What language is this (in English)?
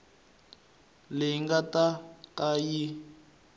Tsonga